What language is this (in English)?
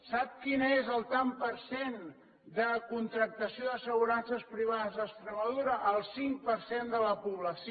Catalan